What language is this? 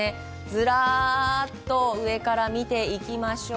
Japanese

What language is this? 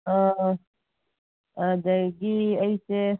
Manipuri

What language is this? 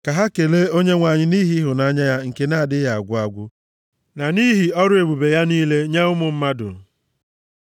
Igbo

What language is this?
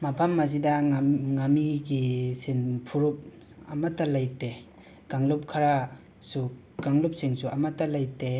Manipuri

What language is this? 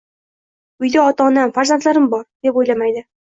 Uzbek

